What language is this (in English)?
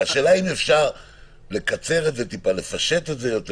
Hebrew